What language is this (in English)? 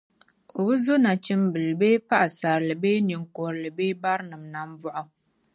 Dagbani